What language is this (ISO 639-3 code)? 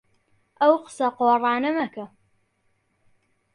ckb